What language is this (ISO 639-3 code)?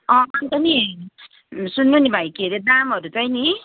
nep